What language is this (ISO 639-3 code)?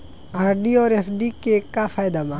bho